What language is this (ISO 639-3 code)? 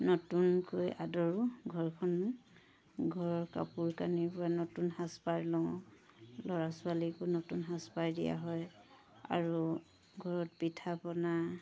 asm